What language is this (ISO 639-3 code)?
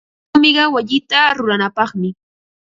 qva